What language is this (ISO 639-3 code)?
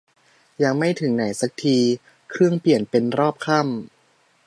tha